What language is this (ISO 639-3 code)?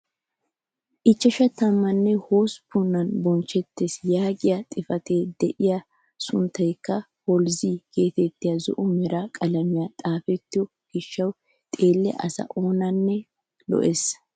wal